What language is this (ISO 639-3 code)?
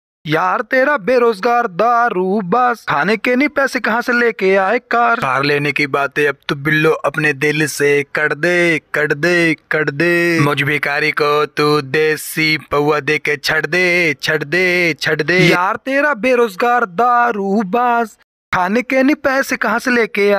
hin